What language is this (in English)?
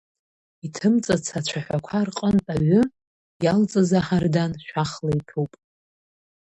Abkhazian